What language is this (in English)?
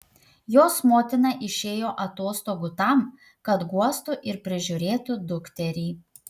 Lithuanian